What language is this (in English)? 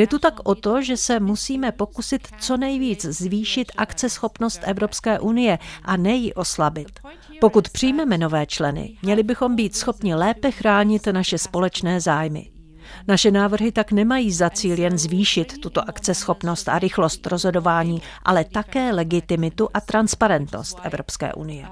Czech